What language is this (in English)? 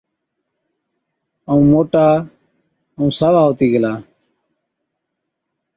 Od